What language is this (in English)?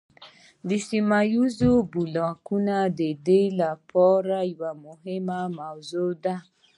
Pashto